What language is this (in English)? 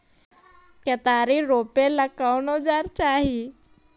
Magahi